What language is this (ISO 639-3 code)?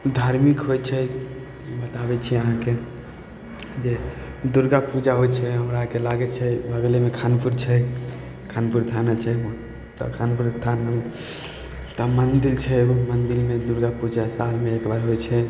mai